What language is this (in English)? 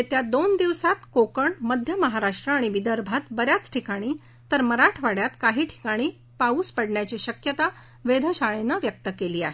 Marathi